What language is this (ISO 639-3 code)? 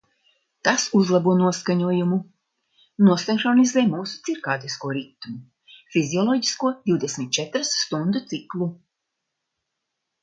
lav